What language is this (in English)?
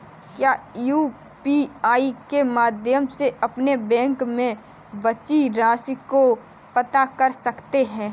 Hindi